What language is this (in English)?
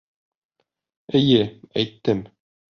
Bashkir